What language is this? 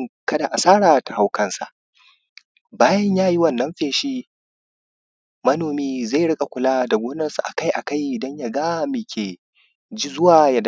Hausa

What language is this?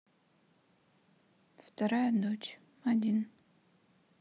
Russian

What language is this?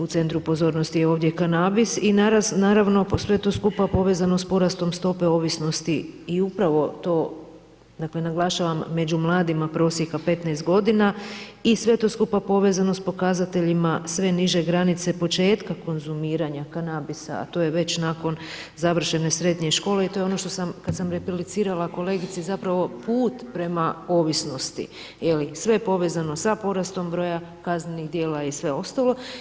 Croatian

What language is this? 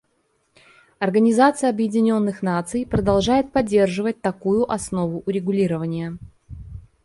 Russian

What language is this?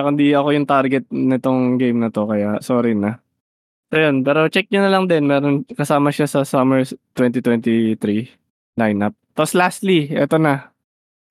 Filipino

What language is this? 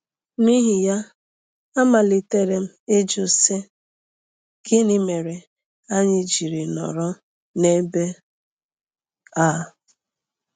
Igbo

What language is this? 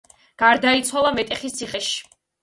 Georgian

